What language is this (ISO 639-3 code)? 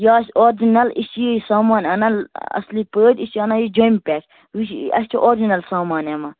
kas